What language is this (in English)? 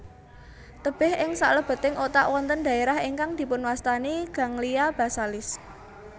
Javanese